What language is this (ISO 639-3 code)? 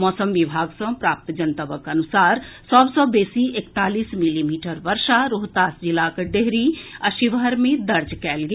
mai